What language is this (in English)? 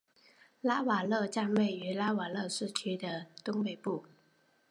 Chinese